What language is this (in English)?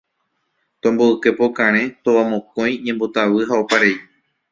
Guarani